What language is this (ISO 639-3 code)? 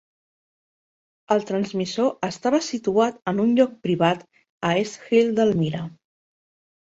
cat